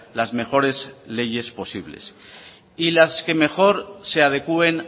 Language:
Spanish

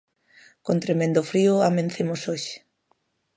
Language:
Galician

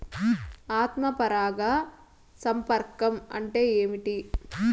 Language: Telugu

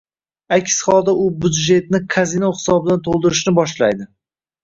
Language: Uzbek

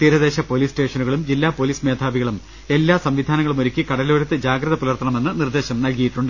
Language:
Malayalam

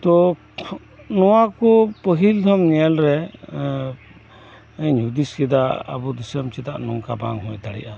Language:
Santali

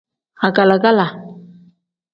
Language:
Tem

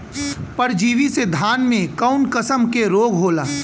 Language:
Bhojpuri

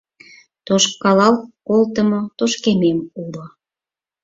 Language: Mari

